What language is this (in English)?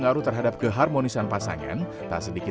Indonesian